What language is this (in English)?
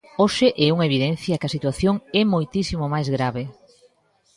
Galician